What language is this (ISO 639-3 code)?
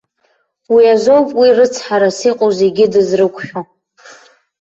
abk